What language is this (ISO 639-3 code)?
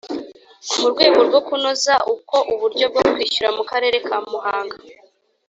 kin